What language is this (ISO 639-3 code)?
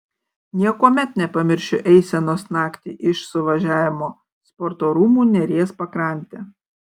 lit